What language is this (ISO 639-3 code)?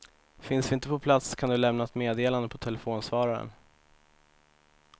swe